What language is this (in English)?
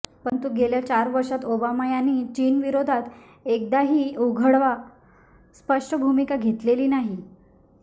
Marathi